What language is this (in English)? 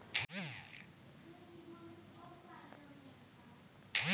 Maithili